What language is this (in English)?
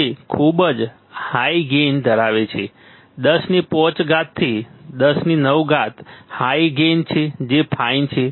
Gujarati